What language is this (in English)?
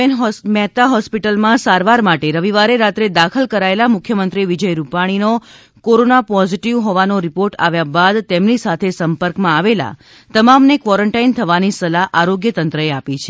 Gujarati